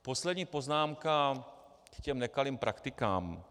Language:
Czech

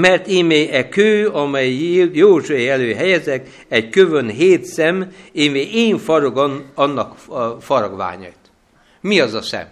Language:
Hungarian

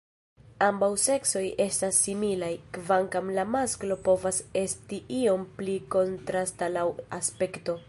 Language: Esperanto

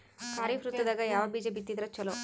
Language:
Kannada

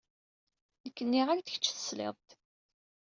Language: Kabyle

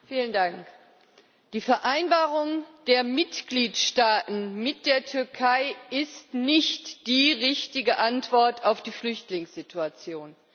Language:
German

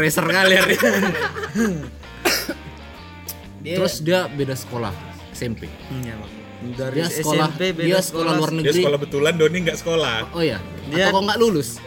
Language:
Indonesian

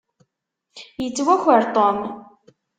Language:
Kabyle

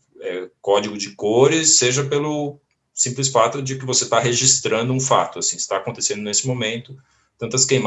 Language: Portuguese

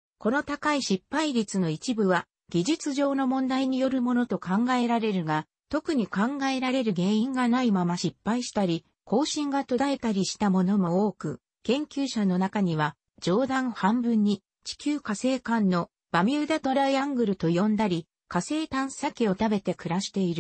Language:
Japanese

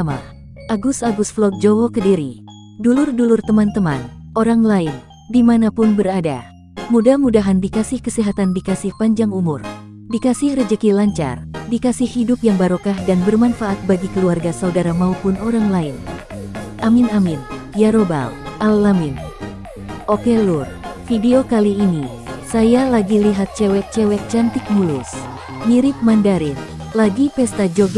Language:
Indonesian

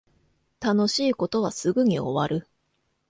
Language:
Japanese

